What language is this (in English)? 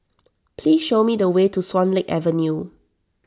English